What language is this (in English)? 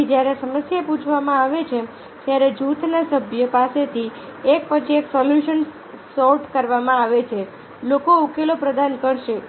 Gujarati